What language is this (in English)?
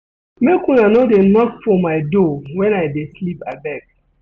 Nigerian Pidgin